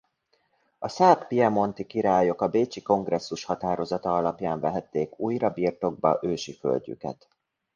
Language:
Hungarian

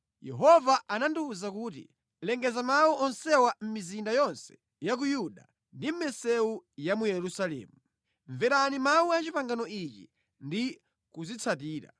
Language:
Nyanja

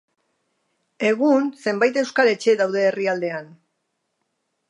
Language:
Basque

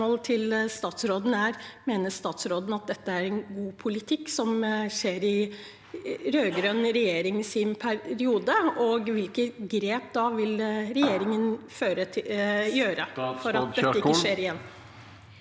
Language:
Norwegian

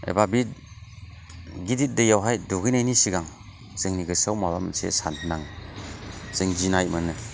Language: Bodo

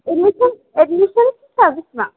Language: Bodo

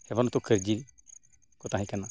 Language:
Santali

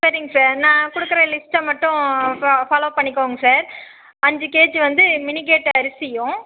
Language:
Tamil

